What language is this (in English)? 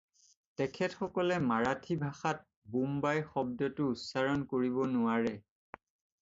Assamese